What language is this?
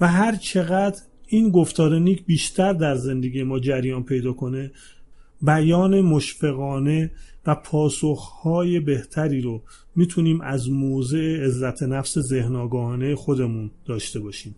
Persian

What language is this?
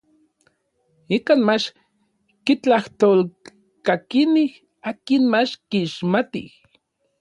Orizaba Nahuatl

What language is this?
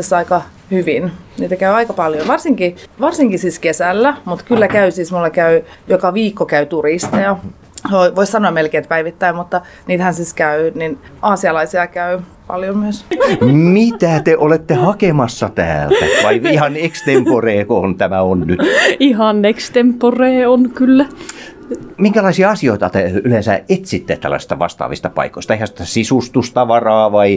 Finnish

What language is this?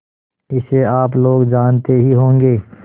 Hindi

